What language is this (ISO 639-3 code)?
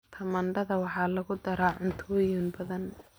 som